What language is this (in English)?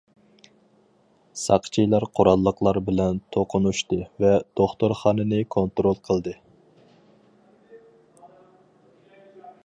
Uyghur